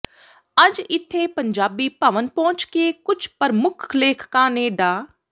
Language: Punjabi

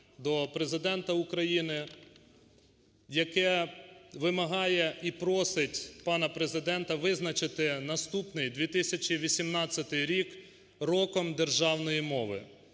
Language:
Ukrainian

